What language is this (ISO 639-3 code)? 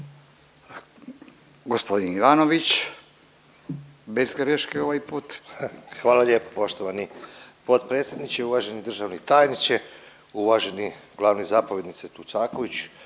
hrv